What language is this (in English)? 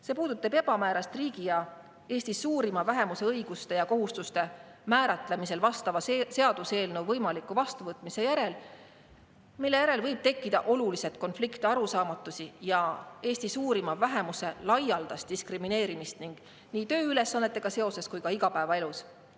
Estonian